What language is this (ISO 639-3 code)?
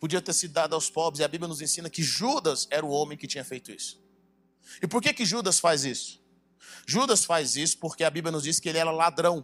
por